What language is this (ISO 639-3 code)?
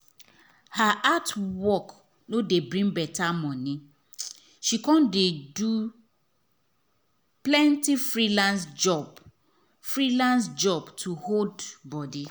pcm